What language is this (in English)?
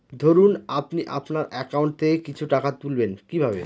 Bangla